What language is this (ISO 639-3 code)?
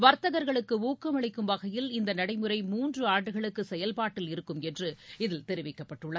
tam